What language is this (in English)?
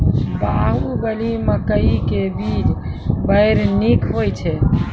Maithili